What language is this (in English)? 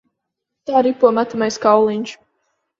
Latvian